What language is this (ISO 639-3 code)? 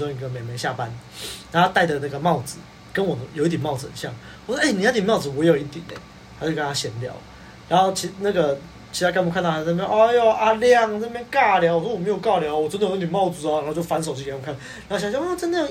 zho